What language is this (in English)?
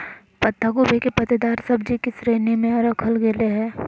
Magahi